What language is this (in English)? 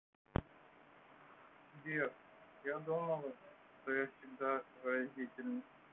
Russian